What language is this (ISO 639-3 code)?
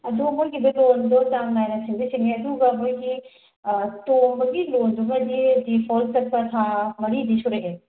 mni